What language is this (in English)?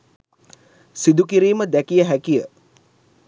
Sinhala